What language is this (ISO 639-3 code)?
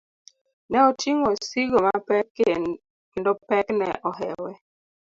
luo